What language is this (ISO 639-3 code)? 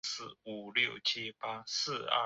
zho